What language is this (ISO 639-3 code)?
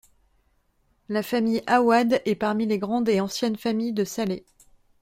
fra